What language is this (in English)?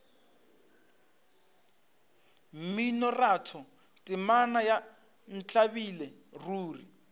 Northern Sotho